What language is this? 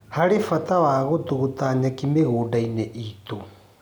Kikuyu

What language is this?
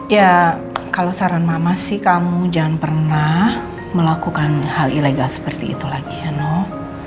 Indonesian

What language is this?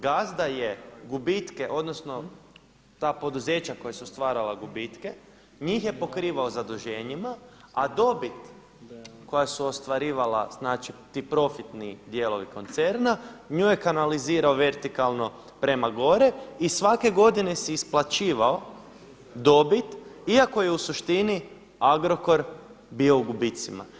Croatian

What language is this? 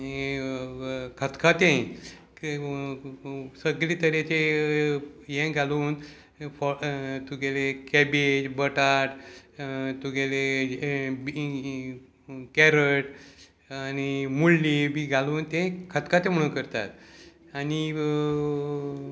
Konkani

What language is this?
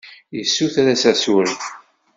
Kabyle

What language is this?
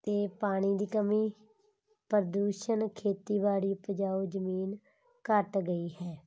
Punjabi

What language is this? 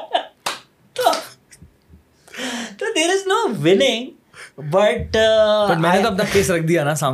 Urdu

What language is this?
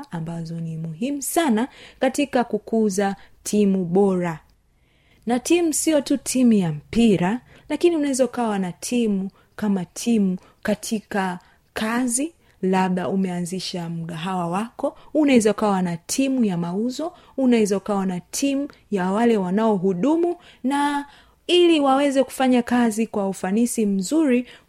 Swahili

